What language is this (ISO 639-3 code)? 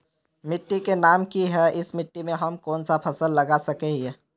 mag